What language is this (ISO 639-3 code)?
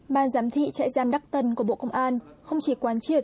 vie